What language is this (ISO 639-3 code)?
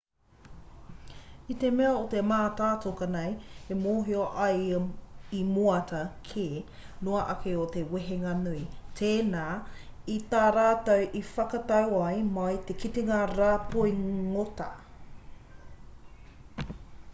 mri